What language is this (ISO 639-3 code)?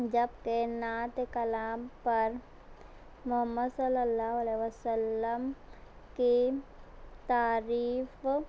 urd